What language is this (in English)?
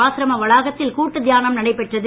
Tamil